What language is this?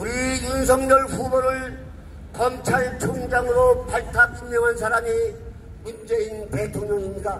Korean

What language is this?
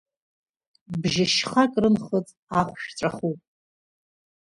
Abkhazian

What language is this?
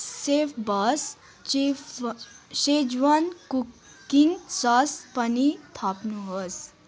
Nepali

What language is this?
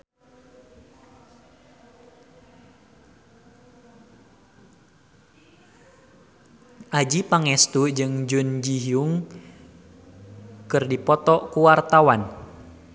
Sundanese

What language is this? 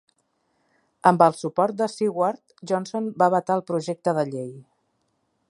Catalan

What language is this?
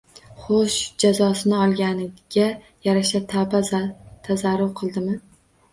Uzbek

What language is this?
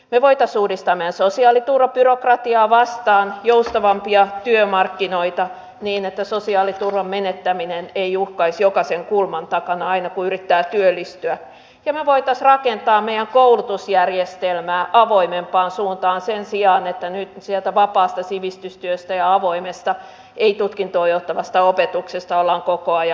Finnish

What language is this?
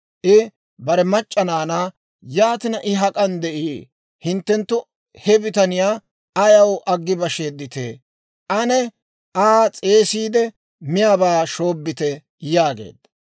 Dawro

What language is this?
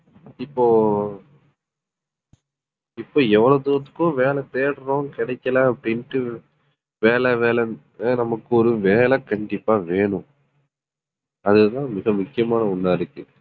Tamil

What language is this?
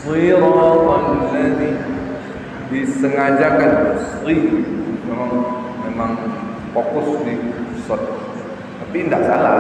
Indonesian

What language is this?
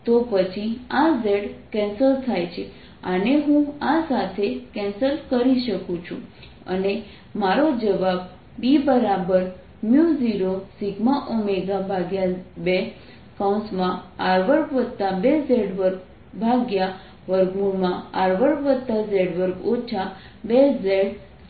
Gujarati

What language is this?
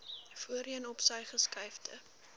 Afrikaans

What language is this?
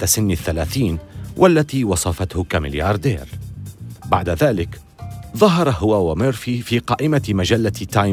Arabic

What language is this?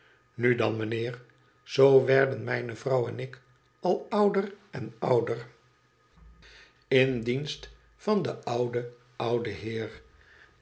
Dutch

